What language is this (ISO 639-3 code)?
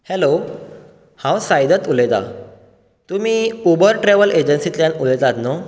kok